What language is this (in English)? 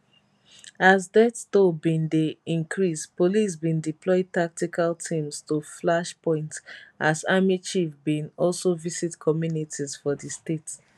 Nigerian Pidgin